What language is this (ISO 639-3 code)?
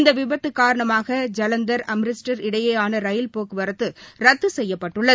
tam